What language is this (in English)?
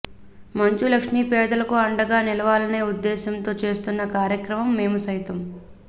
Telugu